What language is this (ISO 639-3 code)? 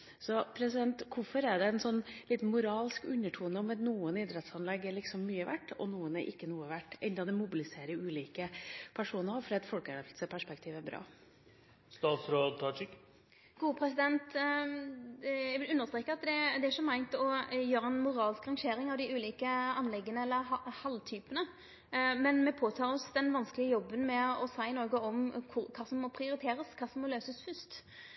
nor